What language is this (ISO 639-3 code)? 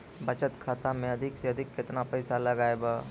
mai